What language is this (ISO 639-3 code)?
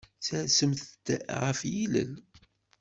kab